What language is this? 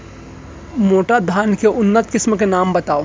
Chhattisgarhi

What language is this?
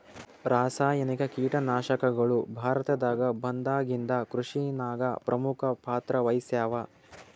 Kannada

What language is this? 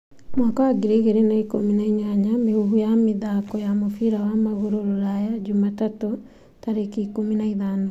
Kikuyu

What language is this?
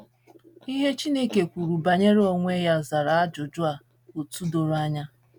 Igbo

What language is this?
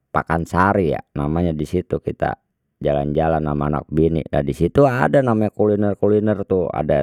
Betawi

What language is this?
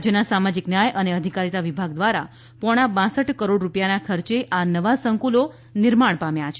Gujarati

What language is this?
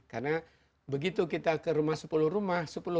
Indonesian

